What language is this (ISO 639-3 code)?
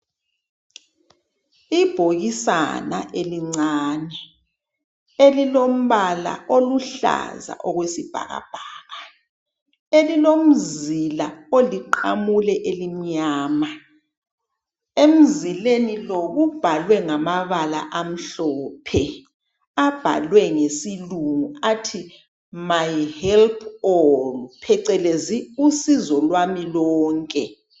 nde